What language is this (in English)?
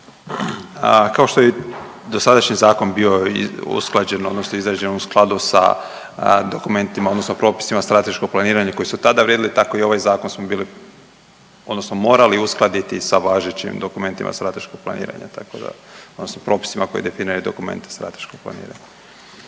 Croatian